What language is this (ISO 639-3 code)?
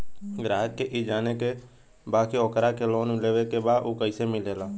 bho